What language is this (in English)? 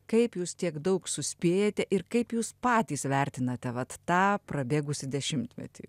Lithuanian